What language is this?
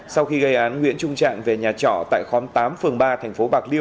Vietnamese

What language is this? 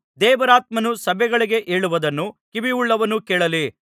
Kannada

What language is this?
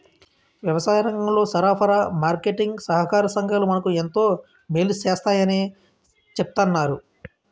Telugu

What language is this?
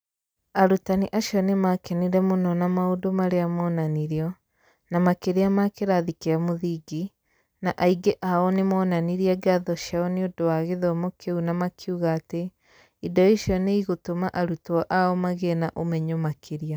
Kikuyu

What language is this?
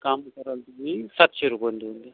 Marathi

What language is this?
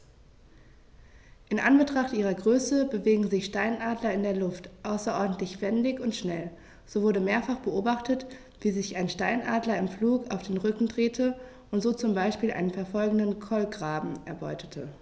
German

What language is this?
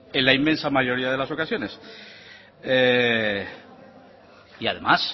Spanish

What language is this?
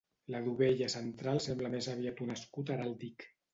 Catalan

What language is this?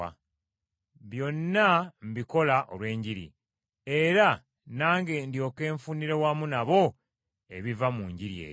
Ganda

